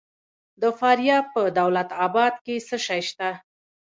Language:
Pashto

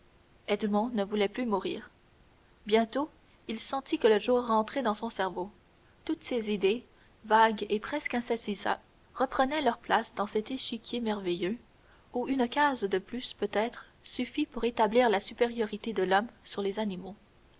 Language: French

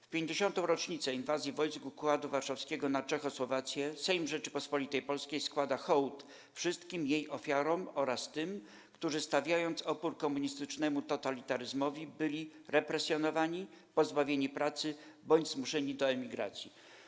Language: Polish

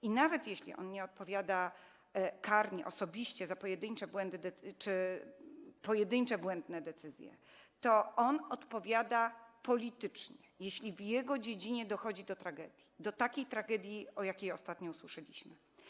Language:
Polish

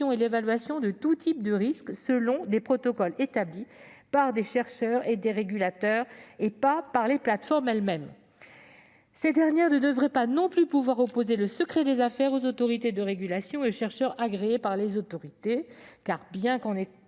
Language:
French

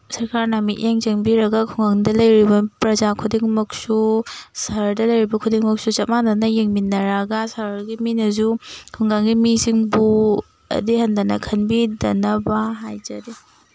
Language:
Manipuri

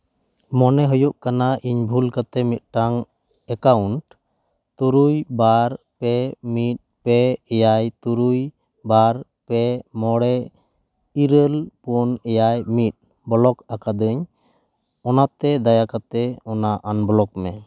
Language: Santali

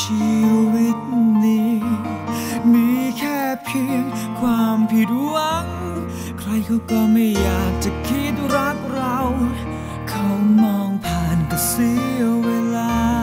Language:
Thai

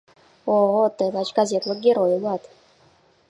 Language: Mari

